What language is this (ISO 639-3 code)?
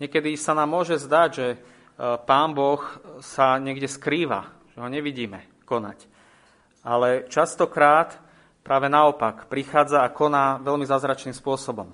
slk